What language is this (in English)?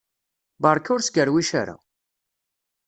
Kabyle